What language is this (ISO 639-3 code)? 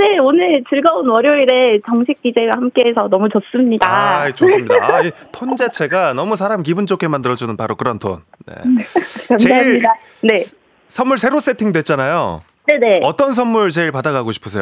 kor